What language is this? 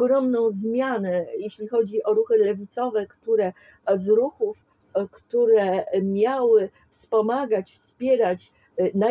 Polish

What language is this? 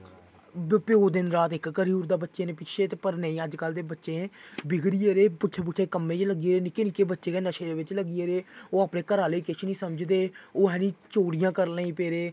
Dogri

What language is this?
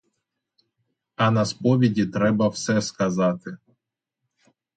Ukrainian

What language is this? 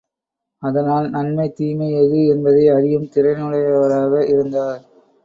Tamil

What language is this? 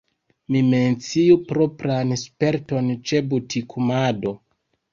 Esperanto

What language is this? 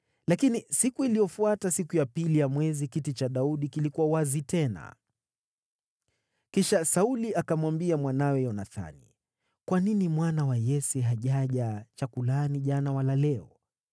Swahili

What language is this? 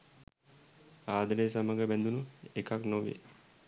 Sinhala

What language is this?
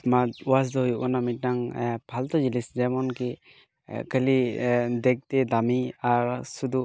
Santali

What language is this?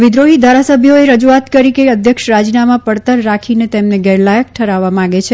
Gujarati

